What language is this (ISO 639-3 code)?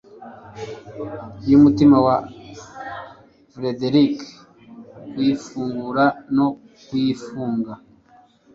kin